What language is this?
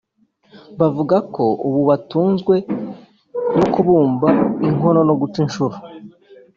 Kinyarwanda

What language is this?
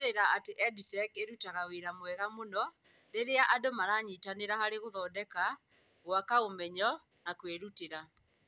Kikuyu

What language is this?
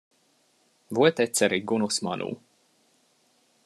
Hungarian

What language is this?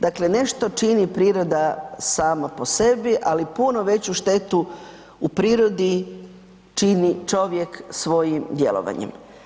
Croatian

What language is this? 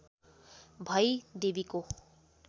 Nepali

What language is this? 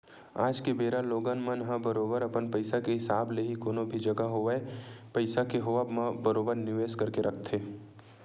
Chhattisgarhi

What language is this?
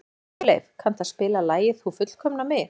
Icelandic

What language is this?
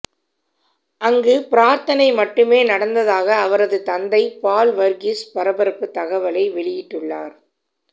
Tamil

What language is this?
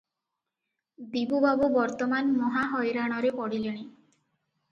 Odia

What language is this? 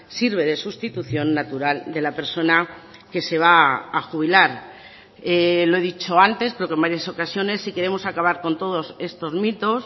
Spanish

